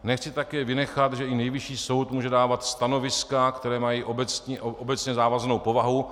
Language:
Czech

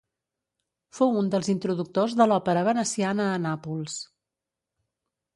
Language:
Catalan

